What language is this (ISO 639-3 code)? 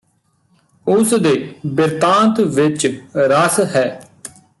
pan